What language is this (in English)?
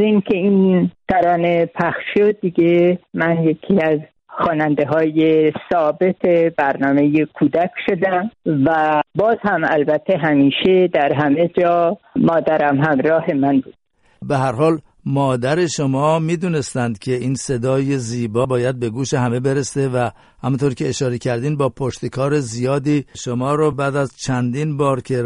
Persian